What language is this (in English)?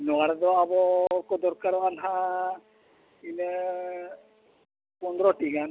Santali